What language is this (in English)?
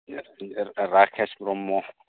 Bodo